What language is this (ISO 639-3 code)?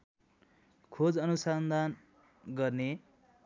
nep